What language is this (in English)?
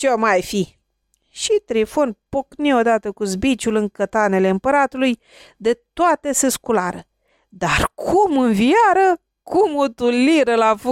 Romanian